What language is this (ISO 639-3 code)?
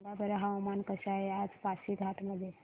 mar